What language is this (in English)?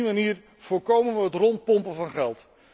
Dutch